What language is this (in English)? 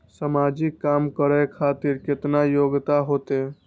Maithili